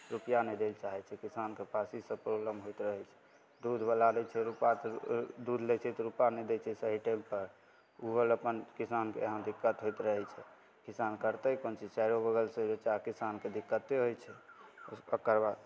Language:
Maithili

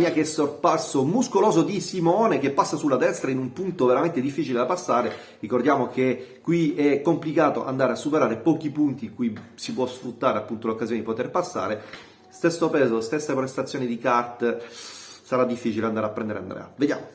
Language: Italian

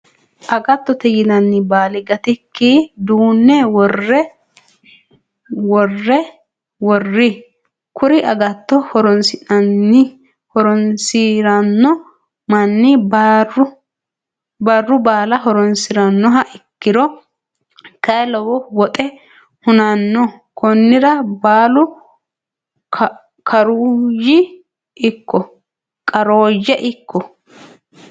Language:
Sidamo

